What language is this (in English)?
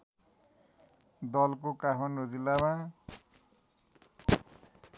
Nepali